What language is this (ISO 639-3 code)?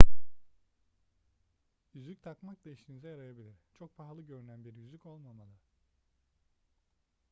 tur